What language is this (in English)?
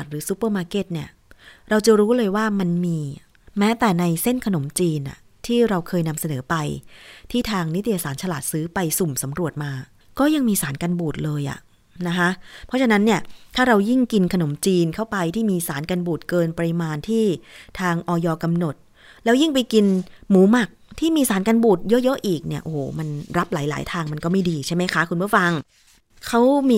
Thai